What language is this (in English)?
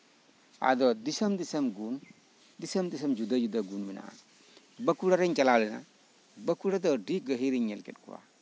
Santali